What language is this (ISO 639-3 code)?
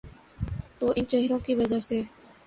urd